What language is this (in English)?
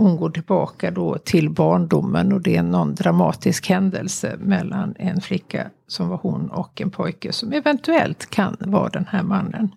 Swedish